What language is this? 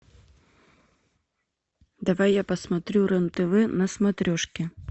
Russian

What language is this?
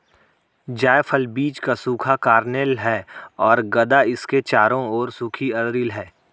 Hindi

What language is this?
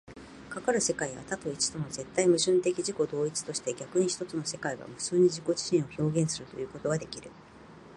Japanese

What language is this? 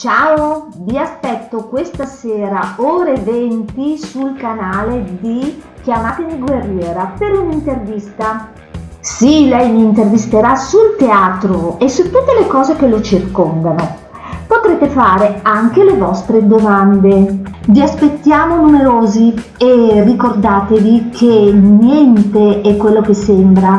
Italian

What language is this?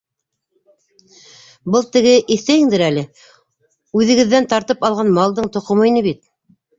Bashkir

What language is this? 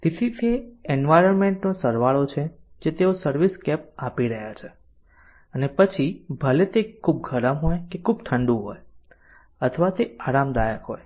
Gujarati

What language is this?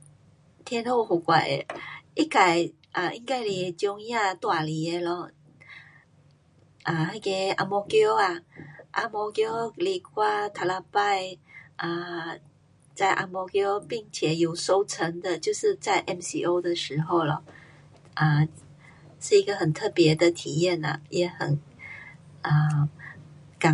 Pu-Xian Chinese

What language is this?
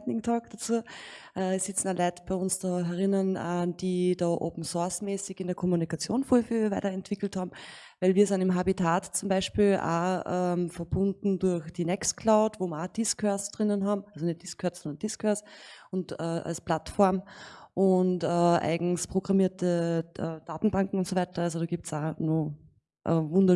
German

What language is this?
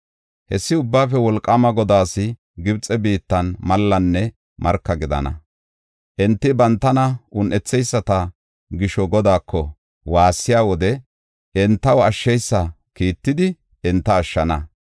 Gofa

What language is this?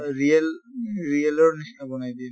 Assamese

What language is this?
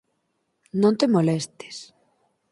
Galician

